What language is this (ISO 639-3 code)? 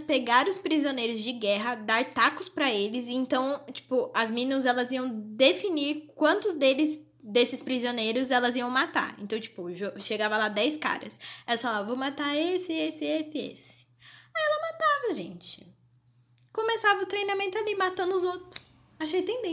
por